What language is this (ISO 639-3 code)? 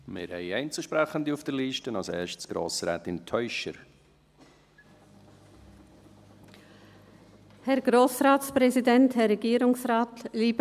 gsw